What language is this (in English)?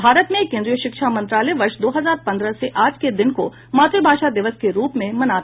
Hindi